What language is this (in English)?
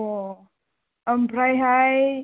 Bodo